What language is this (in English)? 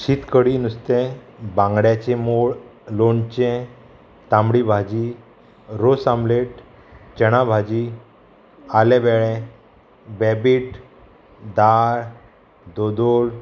Konkani